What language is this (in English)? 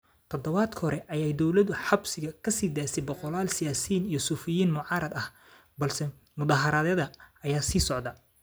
Somali